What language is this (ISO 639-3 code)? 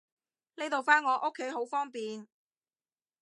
yue